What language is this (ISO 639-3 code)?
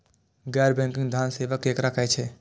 mai